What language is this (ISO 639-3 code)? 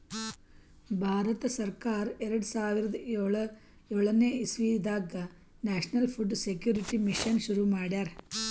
kan